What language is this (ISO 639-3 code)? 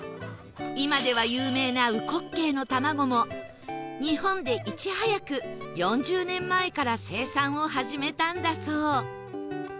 jpn